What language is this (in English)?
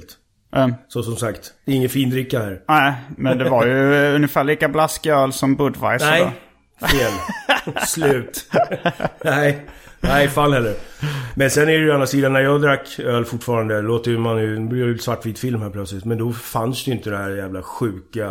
Swedish